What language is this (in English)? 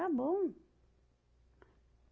Portuguese